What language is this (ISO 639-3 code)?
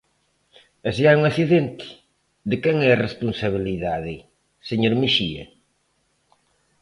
glg